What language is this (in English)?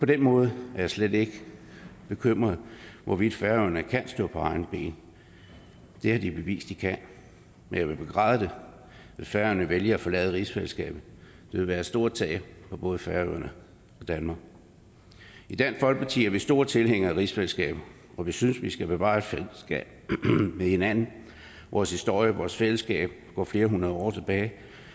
Danish